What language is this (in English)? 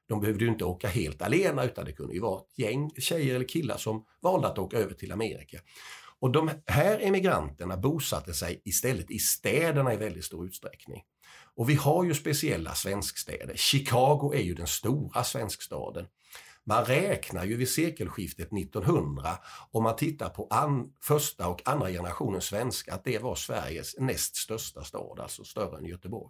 Swedish